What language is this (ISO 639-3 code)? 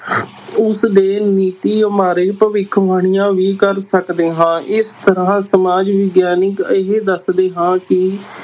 pan